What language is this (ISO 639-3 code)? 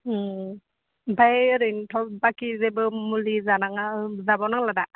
brx